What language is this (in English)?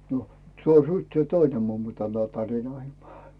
Finnish